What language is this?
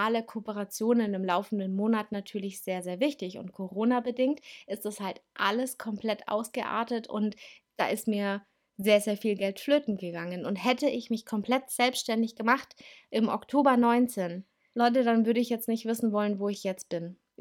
German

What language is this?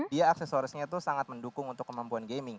Indonesian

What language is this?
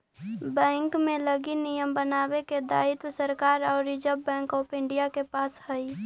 Magahi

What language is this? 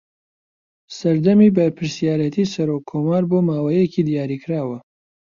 Central Kurdish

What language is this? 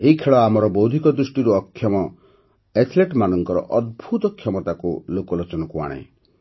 Odia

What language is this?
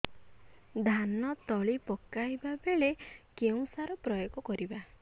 Odia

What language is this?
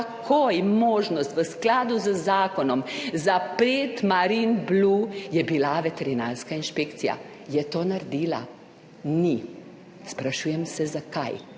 Slovenian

